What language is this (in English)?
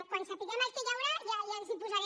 Catalan